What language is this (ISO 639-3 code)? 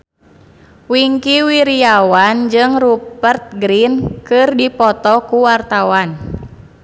sun